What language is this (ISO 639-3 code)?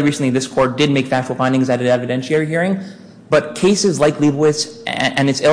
eng